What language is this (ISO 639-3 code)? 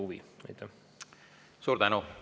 est